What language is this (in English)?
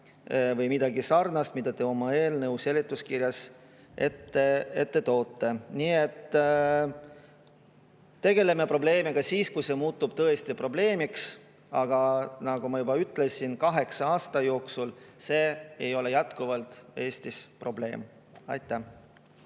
Estonian